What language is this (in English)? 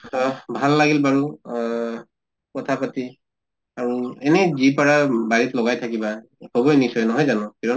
Assamese